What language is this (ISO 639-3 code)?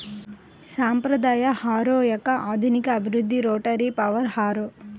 tel